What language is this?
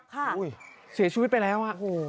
Thai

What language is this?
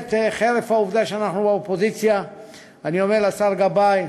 Hebrew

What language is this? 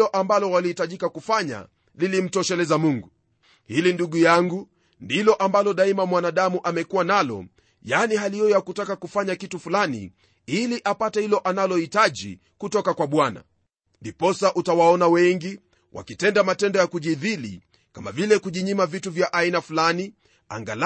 Swahili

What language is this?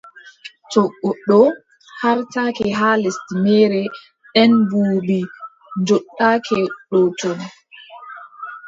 Adamawa Fulfulde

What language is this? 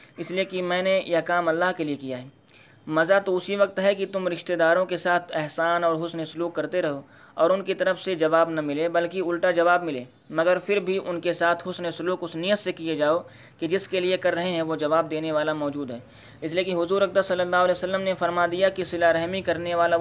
Urdu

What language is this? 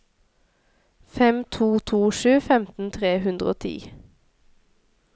Norwegian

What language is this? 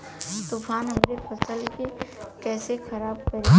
Bhojpuri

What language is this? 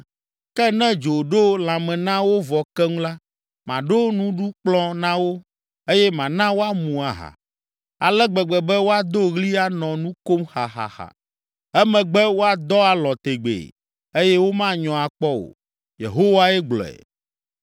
Ewe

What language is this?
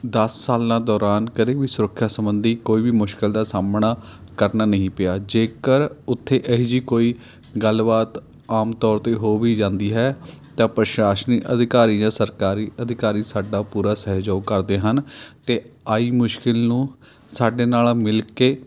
Punjabi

